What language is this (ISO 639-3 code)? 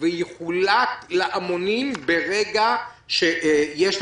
heb